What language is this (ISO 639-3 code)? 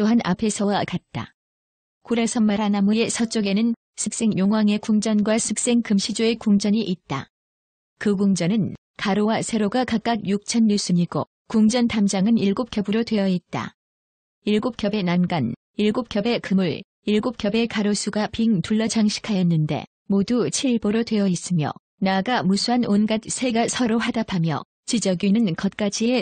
kor